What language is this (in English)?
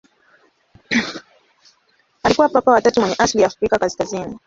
Swahili